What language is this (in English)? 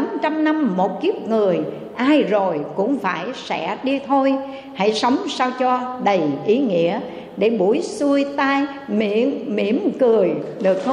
Vietnamese